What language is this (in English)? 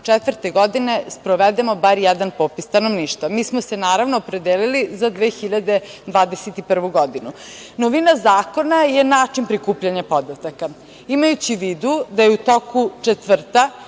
Serbian